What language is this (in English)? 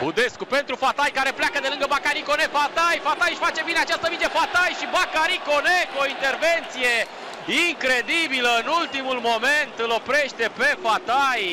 Romanian